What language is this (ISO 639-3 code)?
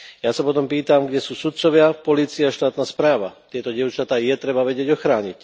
slk